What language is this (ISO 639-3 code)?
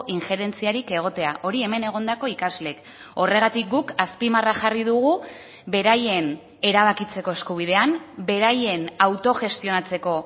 eus